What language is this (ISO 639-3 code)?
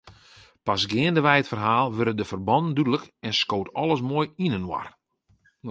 fry